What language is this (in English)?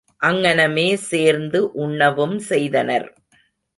Tamil